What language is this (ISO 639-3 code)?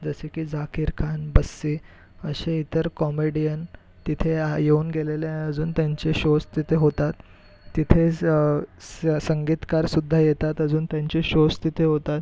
mar